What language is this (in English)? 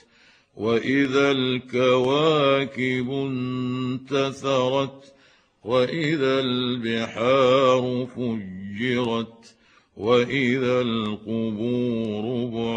Arabic